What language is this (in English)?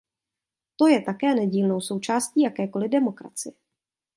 Czech